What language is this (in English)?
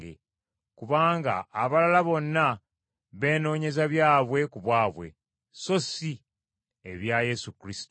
Ganda